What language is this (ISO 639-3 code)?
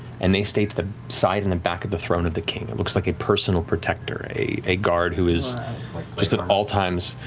eng